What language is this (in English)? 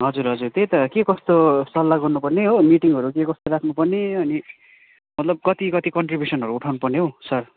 Nepali